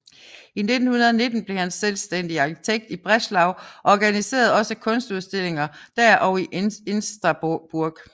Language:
Danish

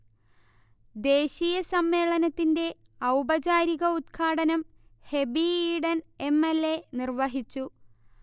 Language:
Malayalam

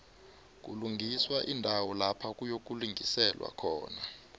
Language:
South Ndebele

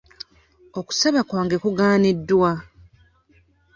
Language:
Ganda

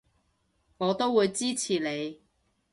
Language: Cantonese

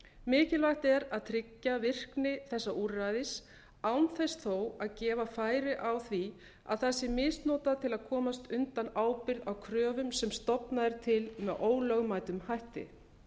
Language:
Icelandic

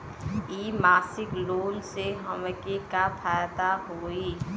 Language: Bhojpuri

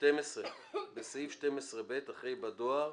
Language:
Hebrew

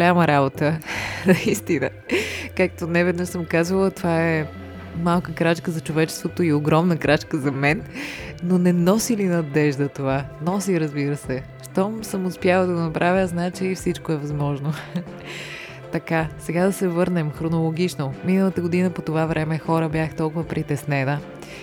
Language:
Bulgarian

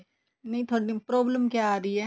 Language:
Punjabi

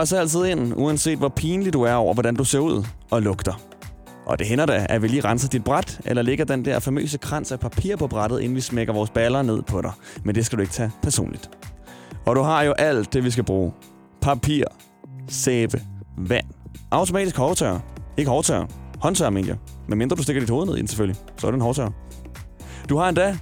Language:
Danish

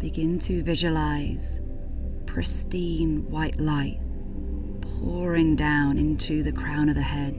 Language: English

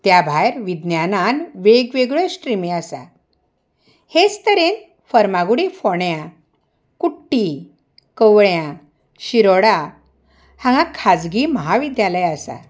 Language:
Konkani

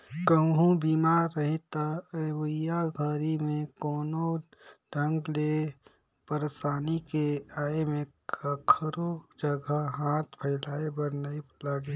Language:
Chhattisgarhi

